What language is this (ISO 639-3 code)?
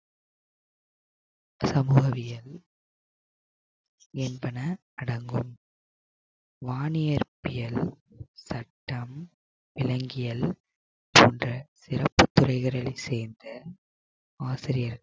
tam